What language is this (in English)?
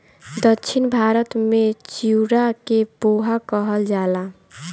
Bhojpuri